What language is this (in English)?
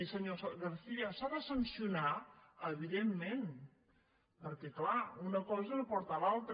Catalan